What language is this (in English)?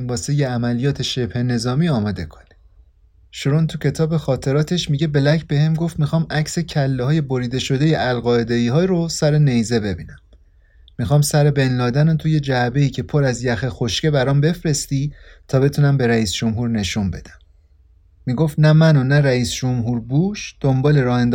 Persian